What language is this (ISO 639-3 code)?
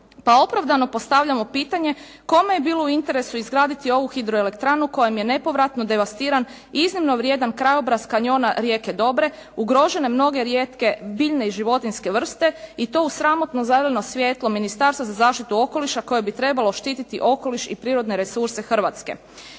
hrv